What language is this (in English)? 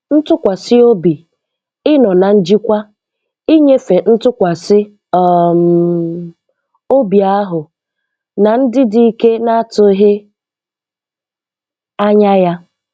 Igbo